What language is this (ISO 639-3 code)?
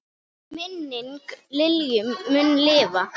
isl